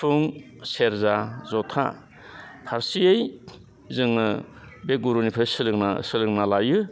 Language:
Bodo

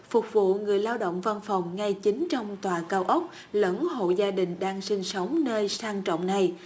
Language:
Vietnamese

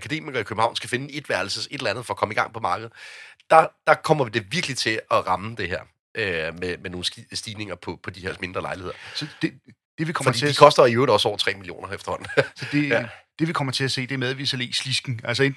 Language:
Danish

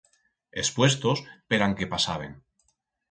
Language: Aragonese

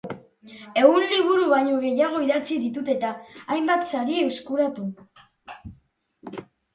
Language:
Basque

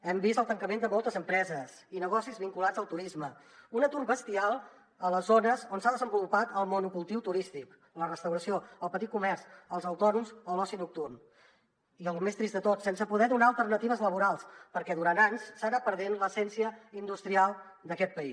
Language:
Catalan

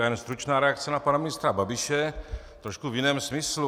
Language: Czech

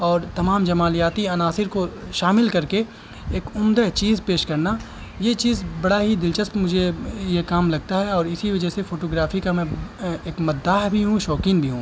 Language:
Urdu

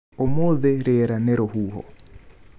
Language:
Kikuyu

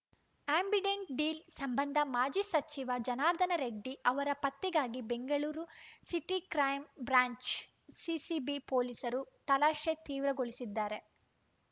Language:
Kannada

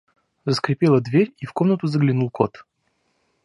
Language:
Russian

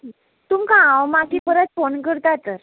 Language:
Konkani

